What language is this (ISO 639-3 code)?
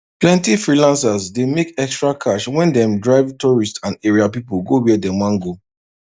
pcm